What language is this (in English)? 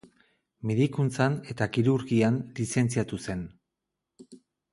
Basque